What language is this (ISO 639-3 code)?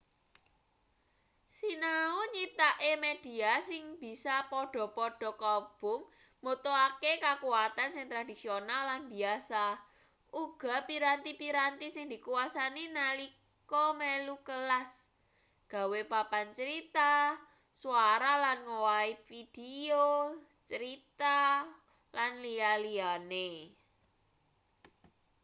jav